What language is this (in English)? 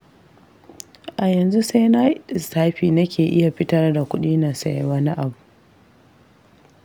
Hausa